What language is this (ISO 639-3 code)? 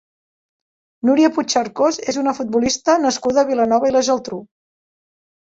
cat